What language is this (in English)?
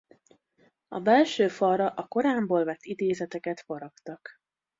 Hungarian